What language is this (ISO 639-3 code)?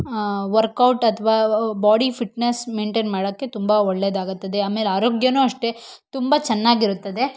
kan